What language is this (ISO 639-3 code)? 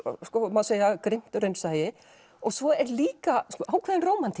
isl